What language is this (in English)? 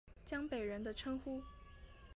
Chinese